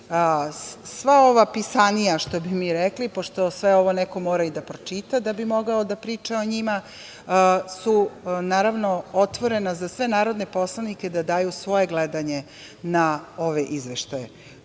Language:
Serbian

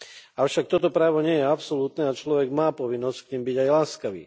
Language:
Slovak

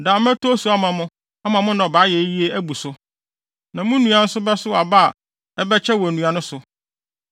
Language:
Akan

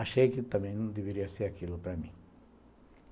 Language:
Portuguese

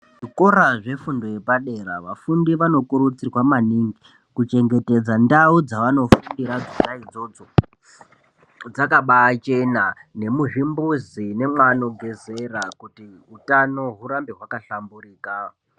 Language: Ndau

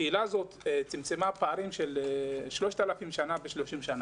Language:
Hebrew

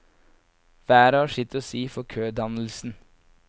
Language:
Norwegian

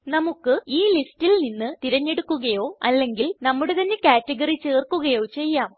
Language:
Malayalam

